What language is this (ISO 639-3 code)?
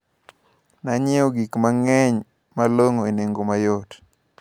luo